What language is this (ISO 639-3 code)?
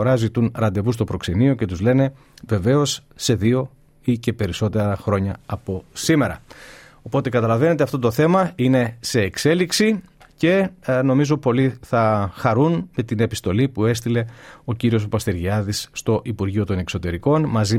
ell